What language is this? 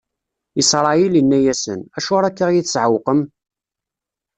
Kabyle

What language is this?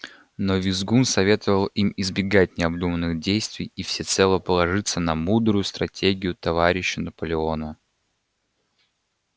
Russian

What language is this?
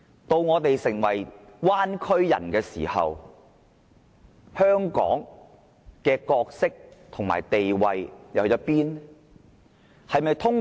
Cantonese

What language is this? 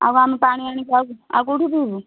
Odia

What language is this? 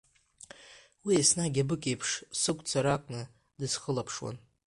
Abkhazian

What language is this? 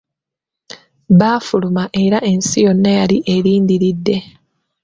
Ganda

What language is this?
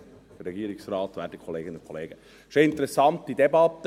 Swiss German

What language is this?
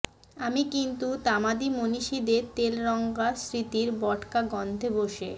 Bangla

